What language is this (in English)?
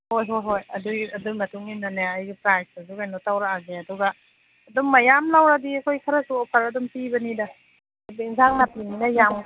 Manipuri